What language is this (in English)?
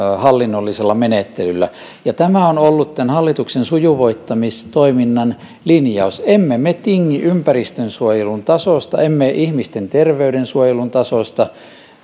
Finnish